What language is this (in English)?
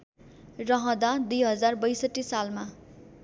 Nepali